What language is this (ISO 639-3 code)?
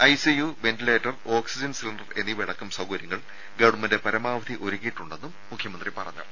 mal